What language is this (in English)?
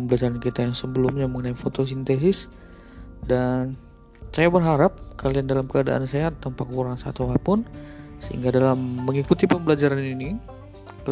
Indonesian